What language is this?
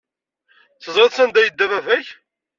Kabyle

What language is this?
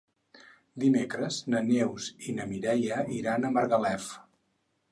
Catalan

